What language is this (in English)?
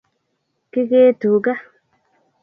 Kalenjin